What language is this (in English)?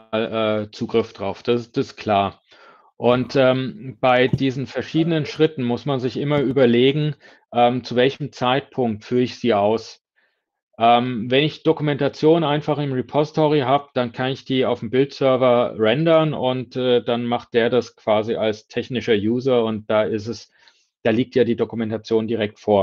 German